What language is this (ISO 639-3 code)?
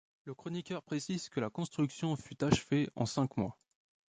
fra